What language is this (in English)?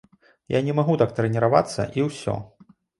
Belarusian